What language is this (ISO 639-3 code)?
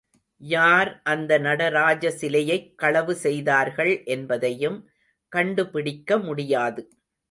tam